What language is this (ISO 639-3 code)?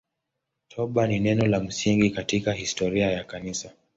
swa